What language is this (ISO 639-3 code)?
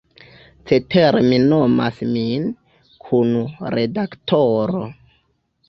epo